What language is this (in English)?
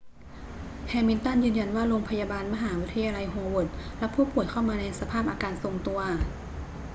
Thai